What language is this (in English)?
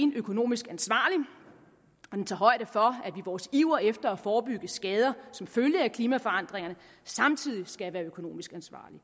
Danish